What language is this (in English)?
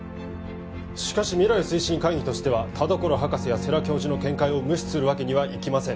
Japanese